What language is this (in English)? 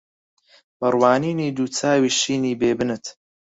Central Kurdish